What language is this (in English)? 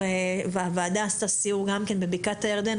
Hebrew